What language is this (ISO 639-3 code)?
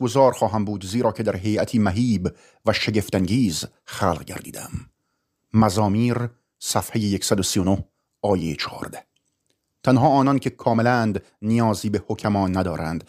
fas